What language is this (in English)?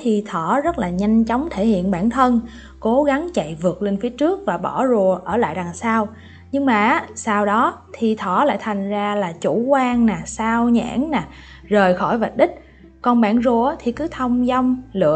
Vietnamese